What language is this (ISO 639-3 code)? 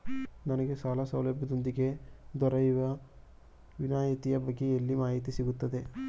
kan